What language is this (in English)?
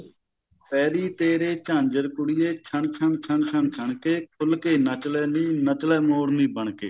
Punjabi